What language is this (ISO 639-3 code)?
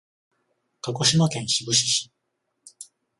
jpn